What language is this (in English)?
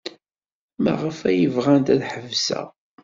Kabyle